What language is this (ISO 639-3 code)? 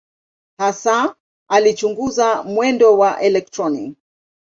swa